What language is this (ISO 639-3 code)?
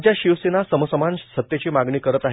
mar